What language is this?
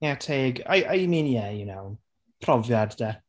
Welsh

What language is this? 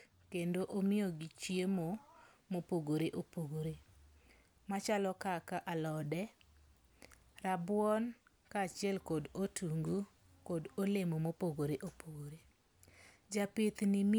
Luo (Kenya and Tanzania)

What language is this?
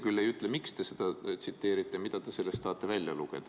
Estonian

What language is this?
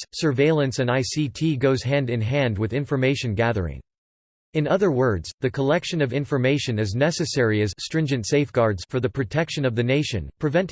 English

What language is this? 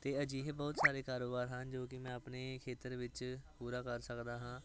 Punjabi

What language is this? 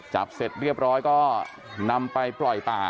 Thai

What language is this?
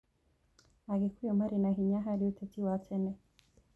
Kikuyu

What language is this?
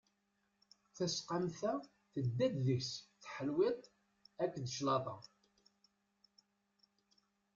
Kabyle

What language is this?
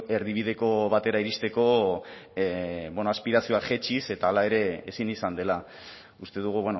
Basque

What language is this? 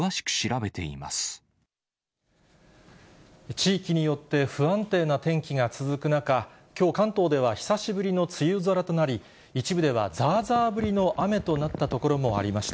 Japanese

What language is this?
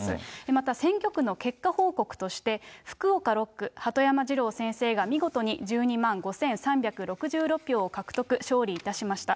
Japanese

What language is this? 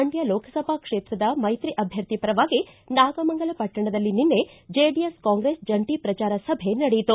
Kannada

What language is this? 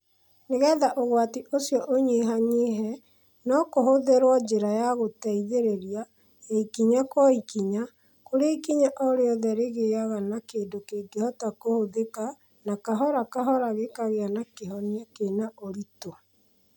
Kikuyu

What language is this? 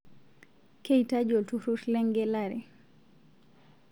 Masai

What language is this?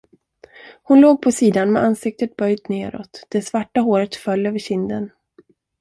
Swedish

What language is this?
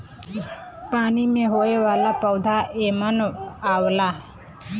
Bhojpuri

